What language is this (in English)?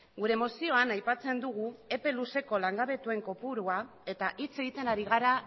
Basque